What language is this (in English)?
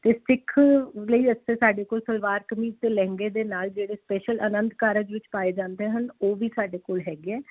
Punjabi